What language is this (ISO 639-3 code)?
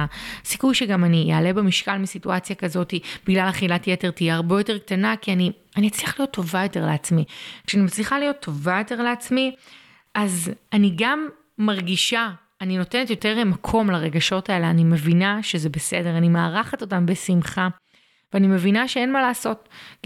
heb